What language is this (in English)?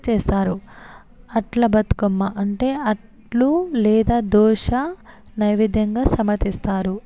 Telugu